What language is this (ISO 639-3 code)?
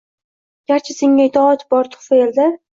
uzb